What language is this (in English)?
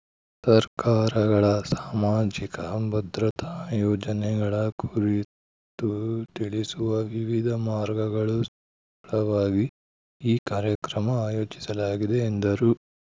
Kannada